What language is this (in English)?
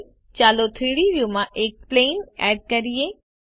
Gujarati